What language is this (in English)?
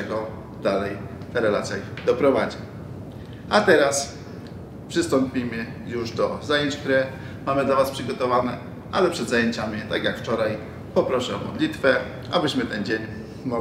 Polish